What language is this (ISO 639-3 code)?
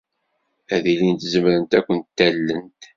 kab